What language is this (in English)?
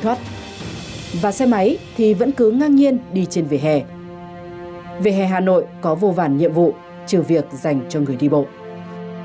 Vietnamese